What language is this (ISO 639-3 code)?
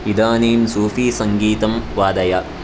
san